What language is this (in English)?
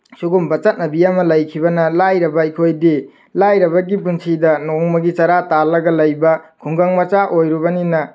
Manipuri